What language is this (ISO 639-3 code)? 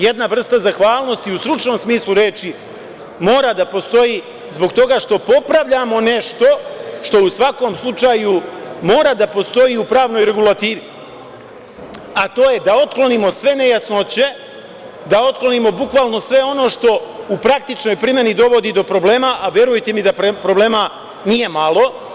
srp